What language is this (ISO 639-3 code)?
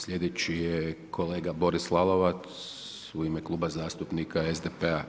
hrv